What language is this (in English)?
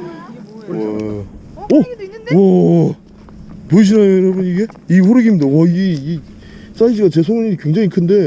Korean